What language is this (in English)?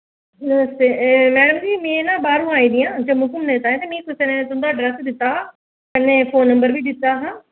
Dogri